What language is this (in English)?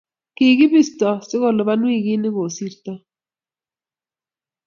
Kalenjin